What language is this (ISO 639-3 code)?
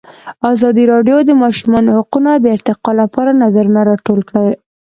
pus